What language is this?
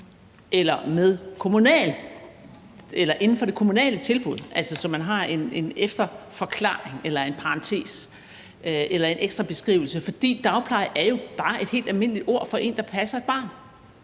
Danish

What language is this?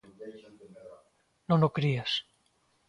Galician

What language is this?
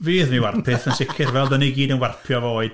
Welsh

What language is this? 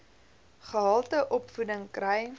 Afrikaans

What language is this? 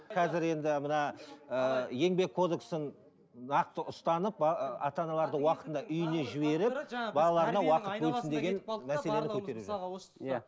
Kazakh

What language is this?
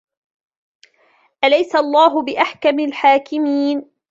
Arabic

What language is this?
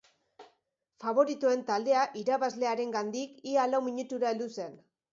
Basque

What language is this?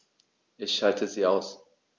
German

